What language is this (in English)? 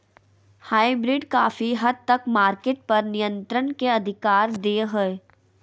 Magahi